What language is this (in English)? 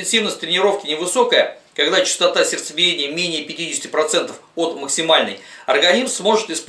Russian